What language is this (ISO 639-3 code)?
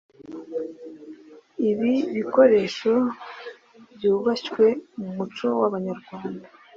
kin